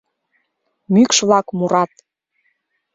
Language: Mari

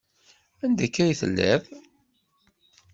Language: Kabyle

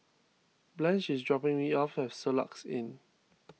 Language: English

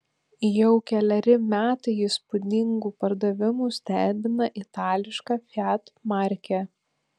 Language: Lithuanian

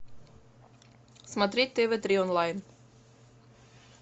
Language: Russian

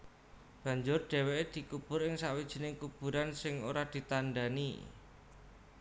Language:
Javanese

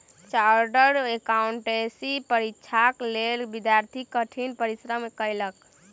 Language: Maithili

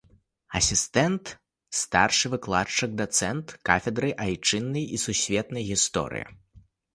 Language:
Belarusian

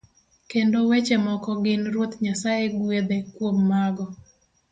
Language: Luo (Kenya and Tanzania)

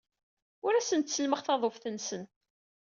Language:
Kabyle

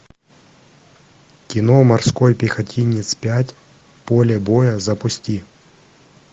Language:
Russian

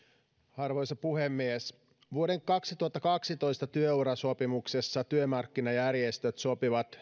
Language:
Finnish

